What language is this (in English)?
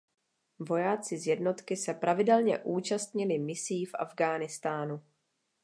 Czech